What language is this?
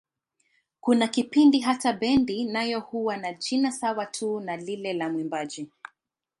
Swahili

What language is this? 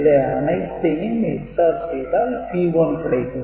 Tamil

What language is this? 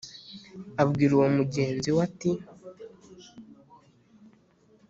Kinyarwanda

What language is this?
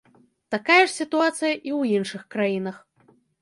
Belarusian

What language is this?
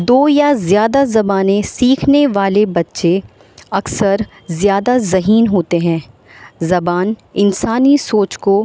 Urdu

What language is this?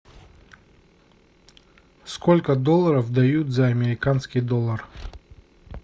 Russian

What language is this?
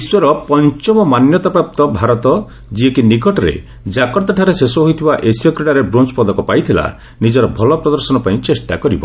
Odia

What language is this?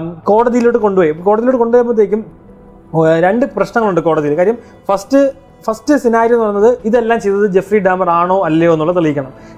Malayalam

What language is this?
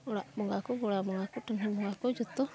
Santali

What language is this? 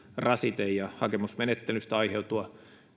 Finnish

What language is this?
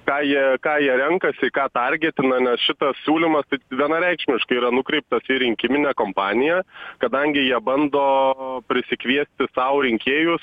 Lithuanian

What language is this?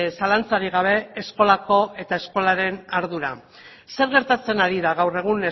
Basque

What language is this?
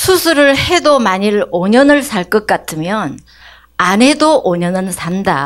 Korean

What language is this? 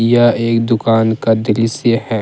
Hindi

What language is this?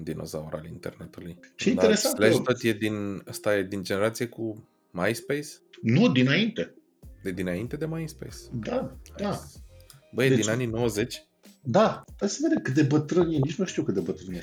Romanian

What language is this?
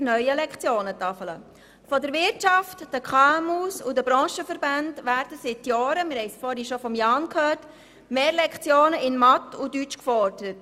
Swiss German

